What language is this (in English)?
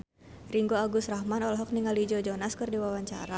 Sundanese